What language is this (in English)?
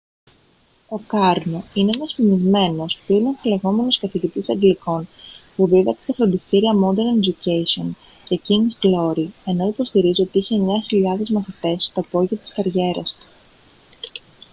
Greek